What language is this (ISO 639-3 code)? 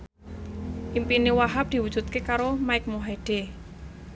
jav